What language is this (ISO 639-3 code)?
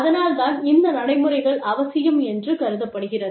tam